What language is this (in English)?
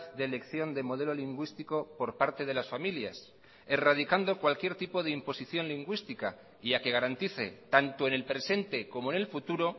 Spanish